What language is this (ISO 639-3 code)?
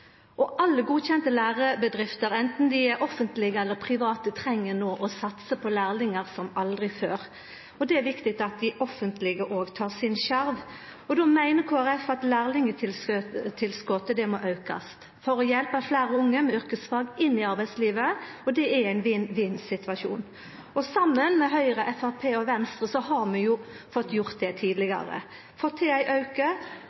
nno